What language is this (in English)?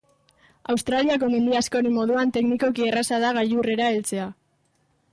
Basque